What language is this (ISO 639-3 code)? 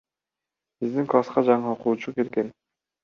kir